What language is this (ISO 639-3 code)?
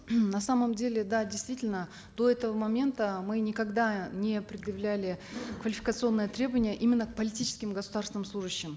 kaz